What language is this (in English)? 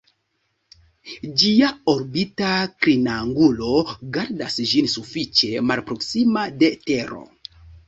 Esperanto